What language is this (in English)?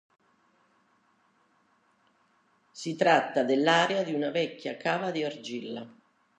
Italian